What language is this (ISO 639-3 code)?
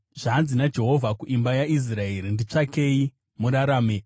sna